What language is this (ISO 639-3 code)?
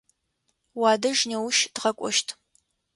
ady